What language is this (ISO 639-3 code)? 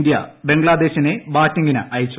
mal